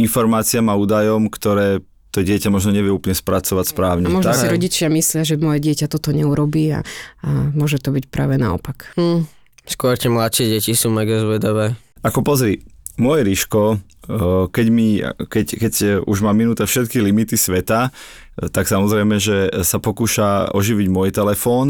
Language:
Slovak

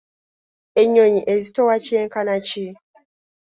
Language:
Ganda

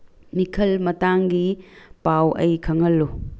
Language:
Manipuri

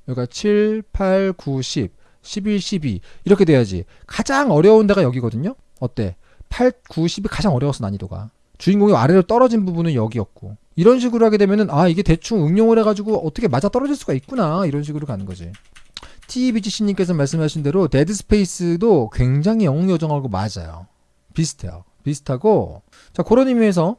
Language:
Korean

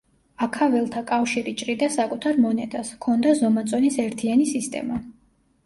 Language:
Georgian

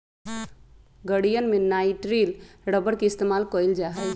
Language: Magahi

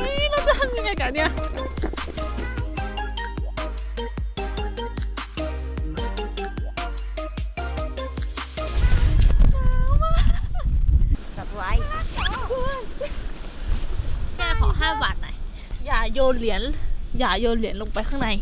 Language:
Thai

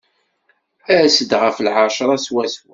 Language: Kabyle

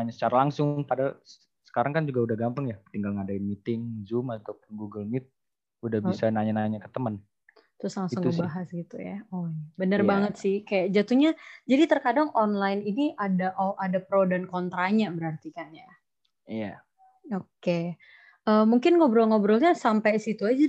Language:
Indonesian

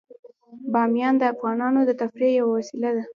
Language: Pashto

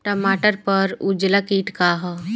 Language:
Bhojpuri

